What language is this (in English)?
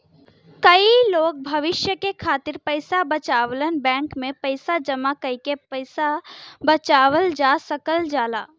Bhojpuri